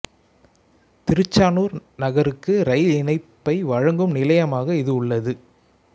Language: Tamil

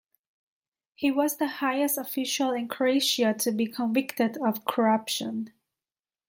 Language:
English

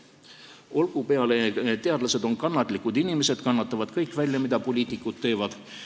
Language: Estonian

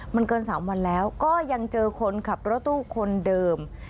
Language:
Thai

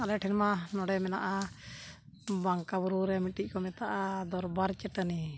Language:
Santali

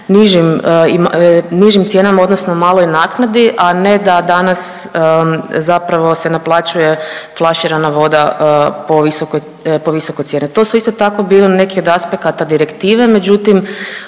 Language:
Croatian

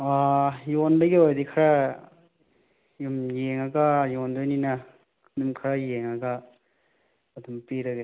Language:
Manipuri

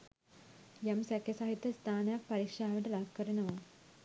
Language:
Sinhala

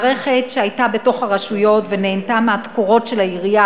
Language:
Hebrew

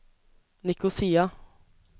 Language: Norwegian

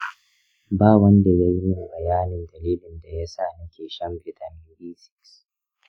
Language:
Hausa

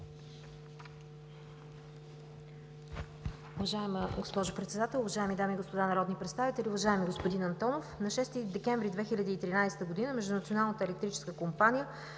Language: Bulgarian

